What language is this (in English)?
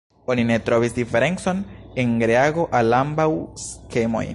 Esperanto